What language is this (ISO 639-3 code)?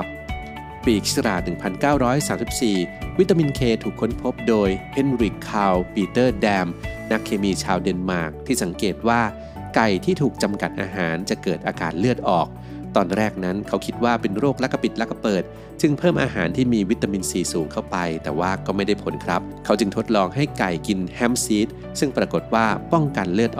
tha